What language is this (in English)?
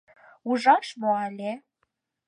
Mari